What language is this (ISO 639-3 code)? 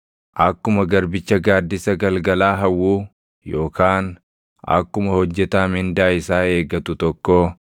orm